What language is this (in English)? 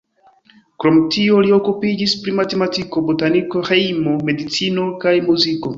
Esperanto